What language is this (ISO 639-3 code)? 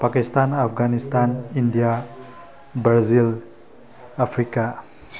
mni